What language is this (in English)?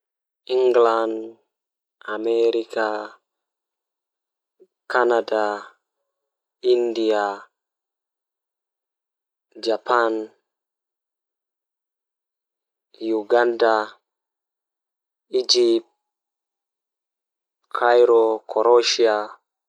Fula